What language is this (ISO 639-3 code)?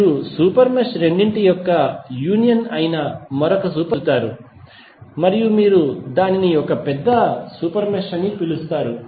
tel